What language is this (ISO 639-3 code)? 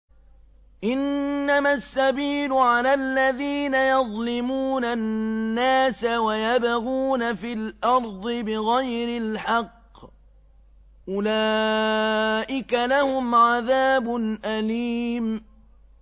ara